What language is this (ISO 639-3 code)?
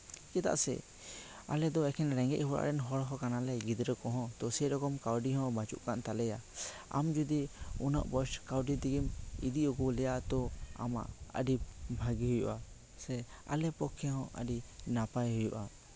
sat